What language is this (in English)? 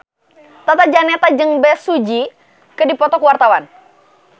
Sundanese